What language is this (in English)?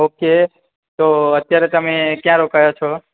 Gujarati